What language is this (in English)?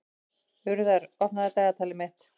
Icelandic